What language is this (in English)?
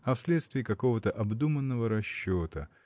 Russian